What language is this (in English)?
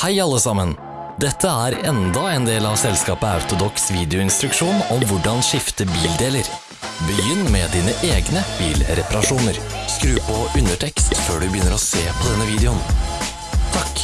Norwegian